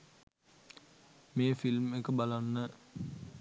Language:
Sinhala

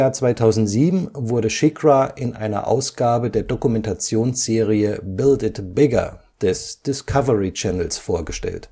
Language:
German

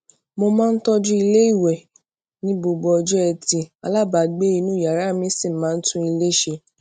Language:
Yoruba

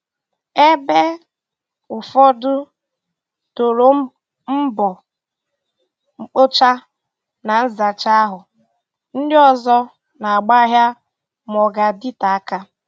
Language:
Igbo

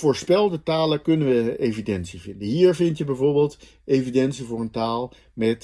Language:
Dutch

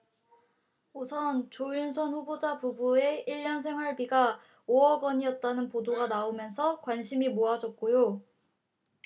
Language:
Korean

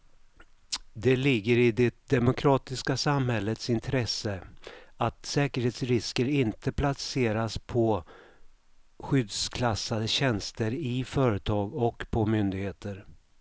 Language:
Swedish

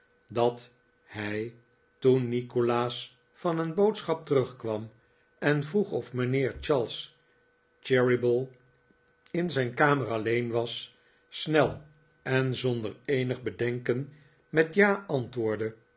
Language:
Dutch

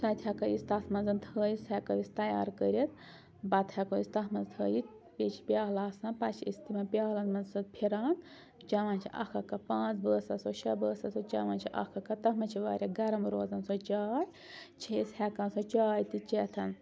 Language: Kashmiri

